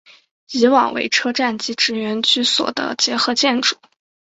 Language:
Chinese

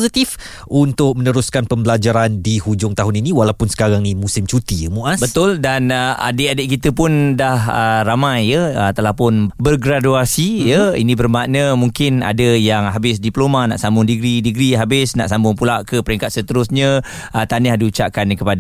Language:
Malay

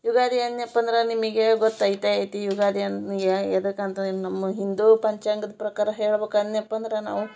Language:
Kannada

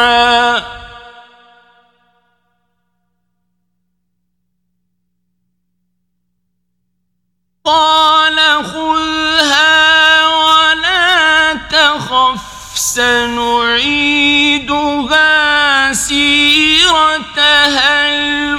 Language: Arabic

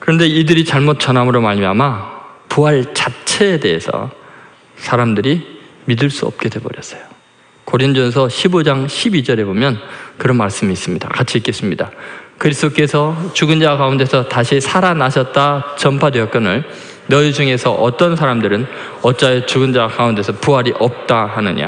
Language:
Korean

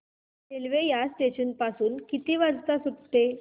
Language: Marathi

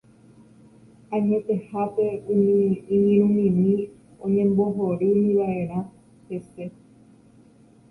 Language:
Guarani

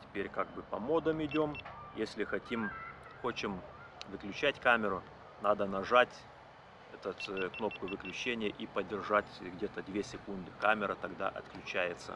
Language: Russian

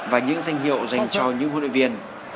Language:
Vietnamese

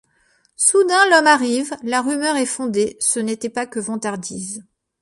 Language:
French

